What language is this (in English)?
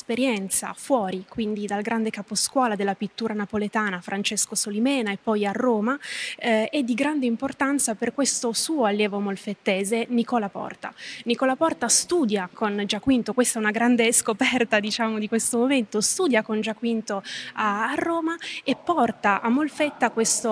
Italian